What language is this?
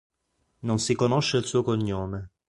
Italian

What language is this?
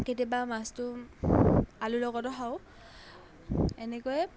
Assamese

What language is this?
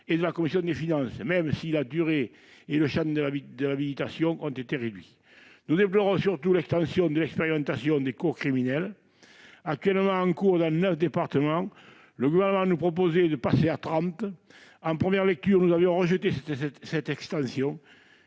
French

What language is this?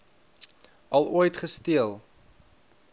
Afrikaans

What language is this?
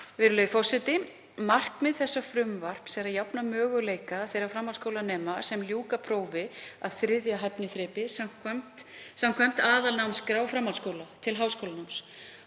Icelandic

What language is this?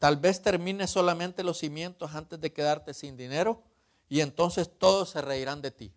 Spanish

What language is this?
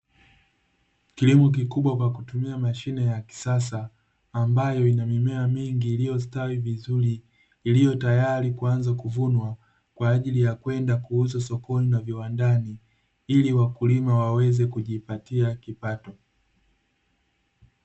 Swahili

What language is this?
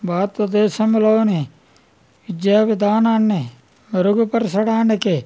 Telugu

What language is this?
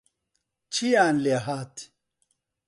Central Kurdish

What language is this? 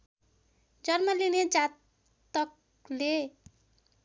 Nepali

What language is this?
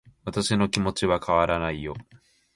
Japanese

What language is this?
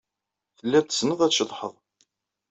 Kabyle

